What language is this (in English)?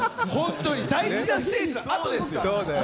Japanese